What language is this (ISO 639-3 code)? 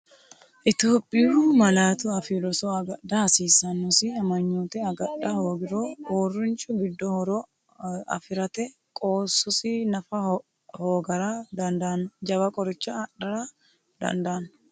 sid